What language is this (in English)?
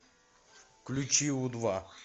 Russian